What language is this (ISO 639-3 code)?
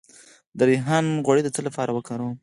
pus